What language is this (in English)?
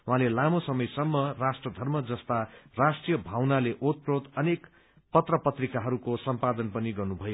Nepali